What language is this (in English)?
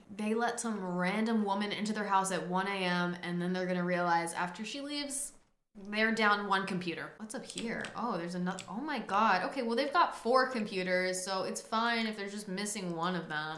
English